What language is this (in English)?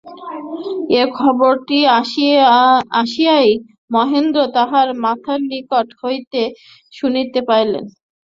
Bangla